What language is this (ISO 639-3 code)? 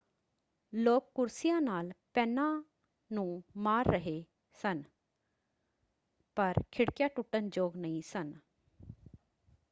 pan